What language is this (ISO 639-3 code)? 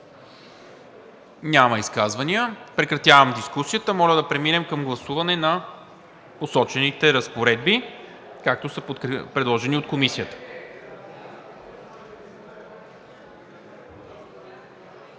bul